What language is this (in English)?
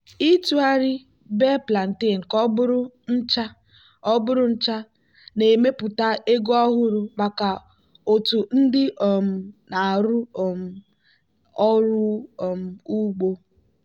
Igbo